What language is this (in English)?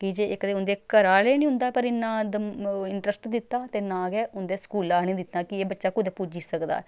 Dogri